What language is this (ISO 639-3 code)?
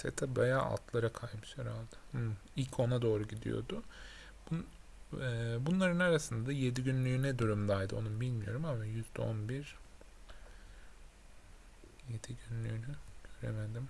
tur